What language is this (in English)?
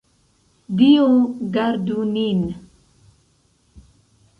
Esperanto